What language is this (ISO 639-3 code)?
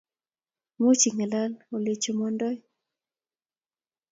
kln